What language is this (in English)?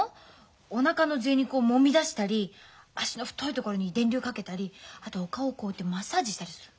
Japanese